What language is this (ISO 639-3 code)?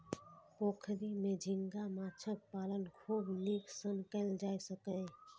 mai